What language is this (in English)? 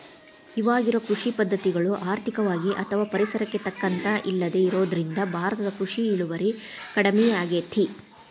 Kannada